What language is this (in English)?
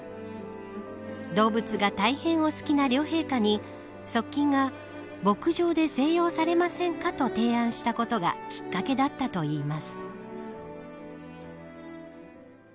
Japanese